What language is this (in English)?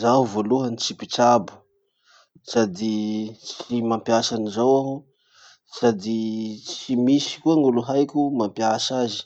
Masikoro Malagasy